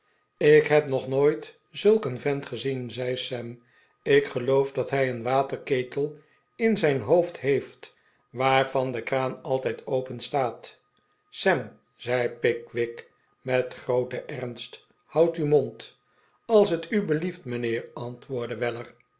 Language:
Dutch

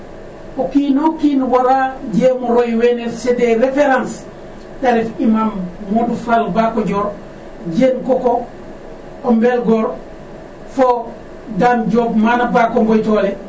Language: Serer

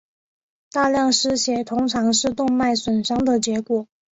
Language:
Chinese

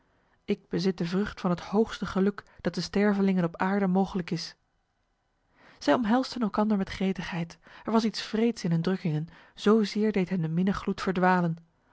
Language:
Dutch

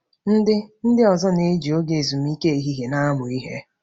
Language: Igbo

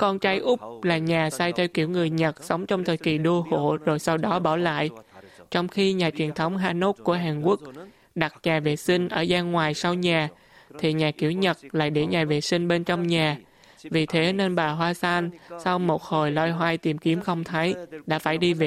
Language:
Vietnamese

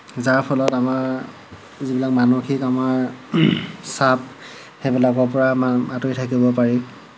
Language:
Assamese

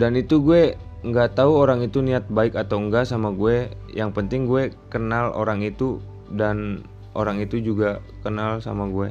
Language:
Indonesian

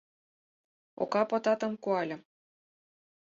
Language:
Mari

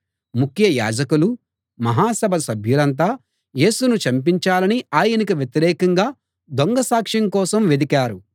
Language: Telugu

